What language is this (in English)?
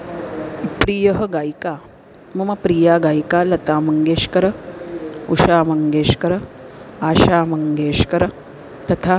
Sanskrit